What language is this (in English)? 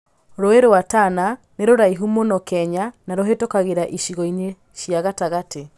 Kikuyu